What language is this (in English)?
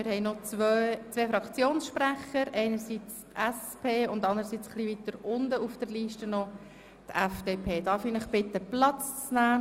Swiss German